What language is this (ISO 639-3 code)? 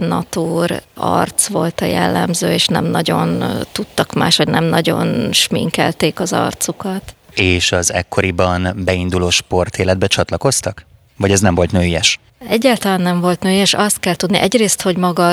hun